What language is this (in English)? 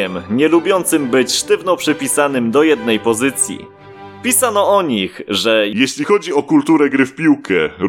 Polish